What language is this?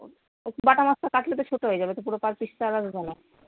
Bangla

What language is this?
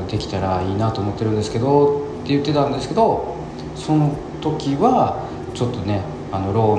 Japanese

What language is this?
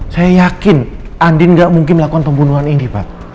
Indonesian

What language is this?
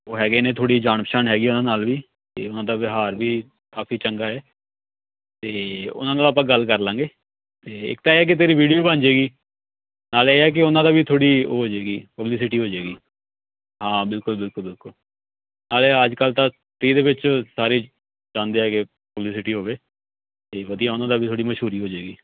Punjabi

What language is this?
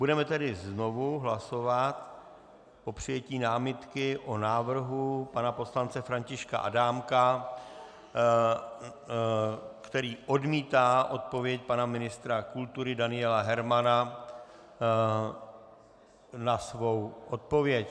Czech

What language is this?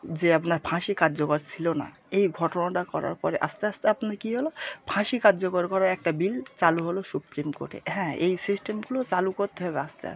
Bangla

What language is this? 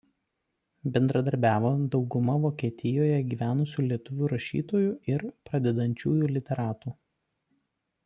Lithuanian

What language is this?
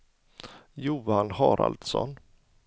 Swedish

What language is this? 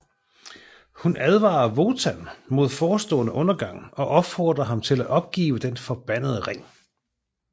Danish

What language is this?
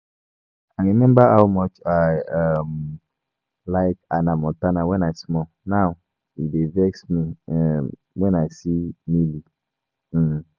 Nigerian Pidgin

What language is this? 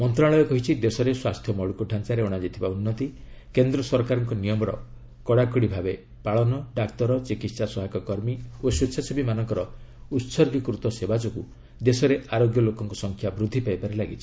Odia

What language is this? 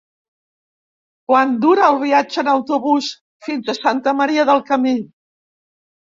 Catalan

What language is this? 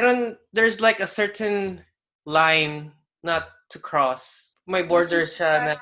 Filipino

